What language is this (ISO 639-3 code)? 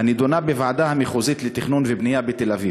heb